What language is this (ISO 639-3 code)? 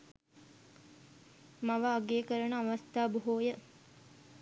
sin